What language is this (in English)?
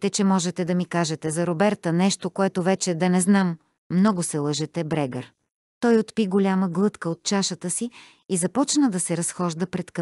Bulgarian